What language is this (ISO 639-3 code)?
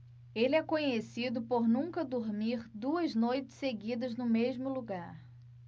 por